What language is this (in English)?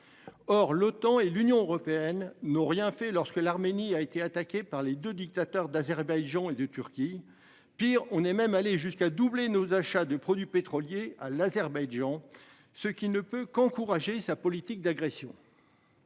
French